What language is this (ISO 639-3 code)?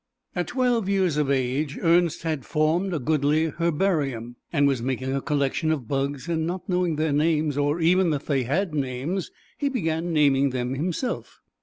eng